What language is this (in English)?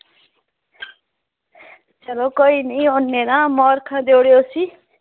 Dogri